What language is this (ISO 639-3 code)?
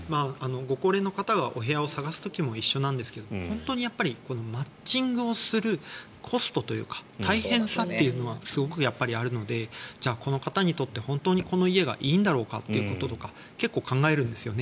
jpn